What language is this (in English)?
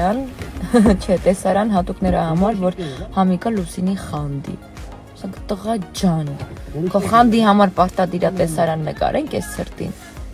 Romanian